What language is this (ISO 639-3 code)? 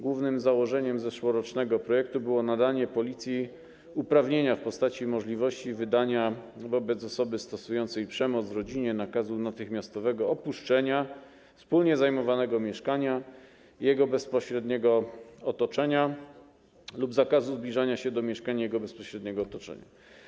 pol